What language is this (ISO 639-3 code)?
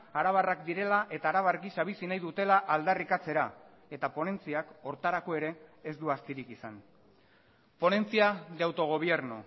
eus